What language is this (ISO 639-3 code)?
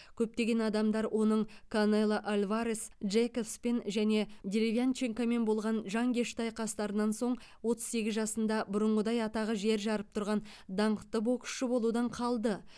kaz